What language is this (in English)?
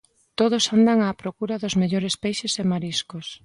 Galician